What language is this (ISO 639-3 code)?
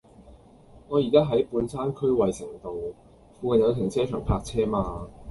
yue